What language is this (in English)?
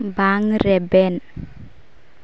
Santali